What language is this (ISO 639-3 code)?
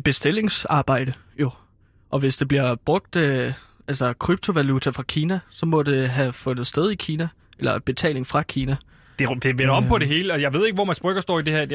dan